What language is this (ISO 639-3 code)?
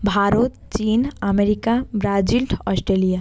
ben